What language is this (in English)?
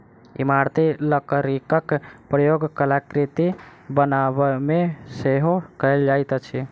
Maithili